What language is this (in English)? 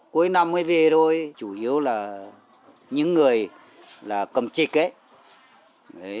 Vietnamese